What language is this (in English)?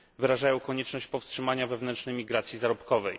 Polish